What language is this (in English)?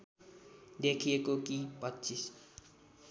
Nepali